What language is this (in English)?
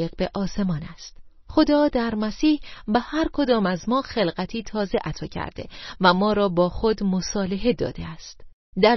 Persian